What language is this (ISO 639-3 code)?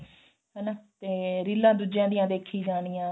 pan